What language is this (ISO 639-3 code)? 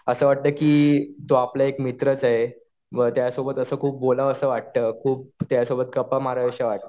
mar